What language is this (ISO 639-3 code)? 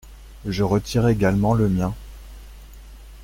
fra